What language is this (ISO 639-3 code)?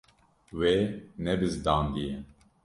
kur